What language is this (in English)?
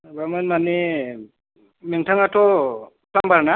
Bodo